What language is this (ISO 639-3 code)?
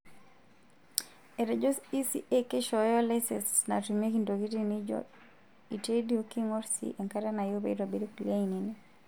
mas